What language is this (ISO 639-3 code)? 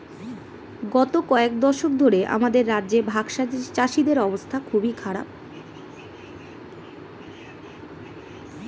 ben